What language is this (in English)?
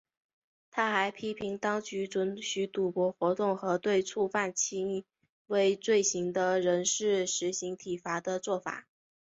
Chinese